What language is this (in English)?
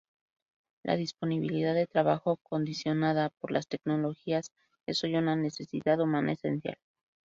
Spanish